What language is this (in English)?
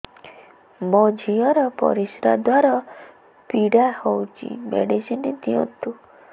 Odia